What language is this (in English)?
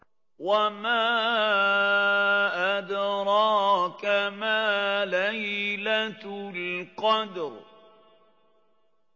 Arabic